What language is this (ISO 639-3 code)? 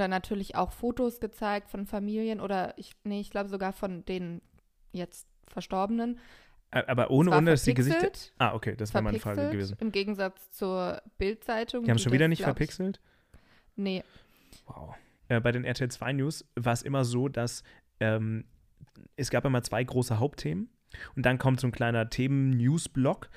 deu